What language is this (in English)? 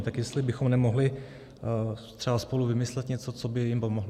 Czech